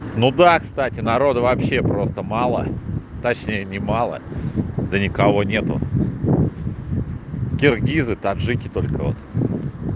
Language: Russian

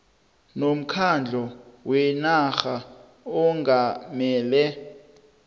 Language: South Ndebele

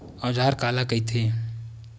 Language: Chhattisgarhi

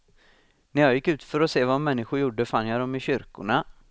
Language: Swedish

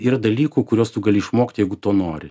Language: Lithuanian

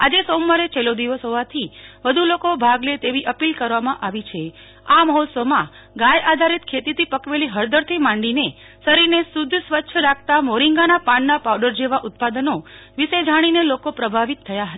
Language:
Gujarati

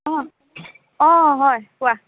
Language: Assamese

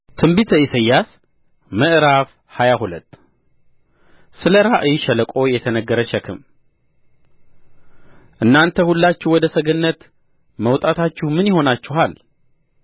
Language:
Amharic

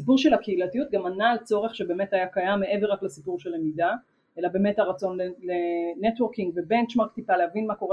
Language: Hebrew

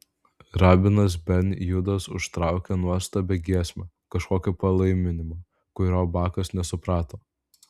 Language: Lithuanian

